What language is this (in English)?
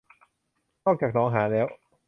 Thai